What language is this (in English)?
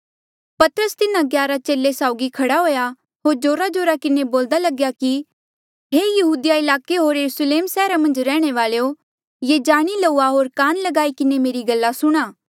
Mandeali